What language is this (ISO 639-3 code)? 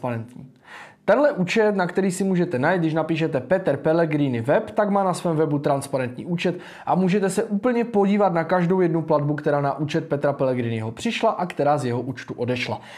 ces